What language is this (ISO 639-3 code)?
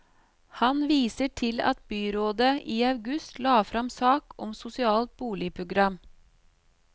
nor